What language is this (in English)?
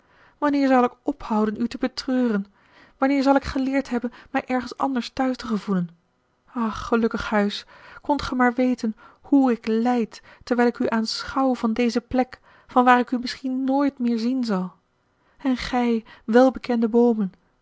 Dutch